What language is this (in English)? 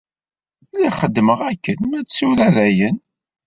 Kabyle